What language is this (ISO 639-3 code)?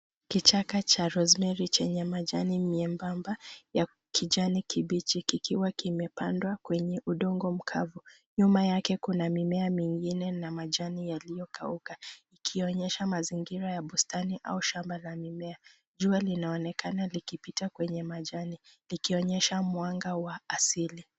swa